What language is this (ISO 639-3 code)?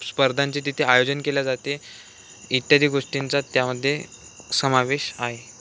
mar